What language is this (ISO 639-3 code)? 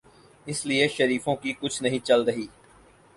urd